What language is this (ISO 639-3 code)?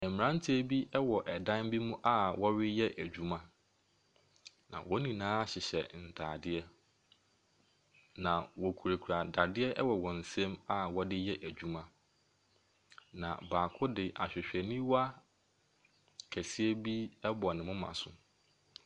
aka